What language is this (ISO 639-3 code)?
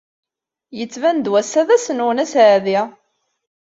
kab